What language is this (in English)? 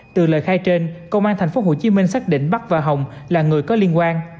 Vietnamese